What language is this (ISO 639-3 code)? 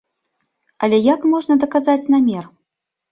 bel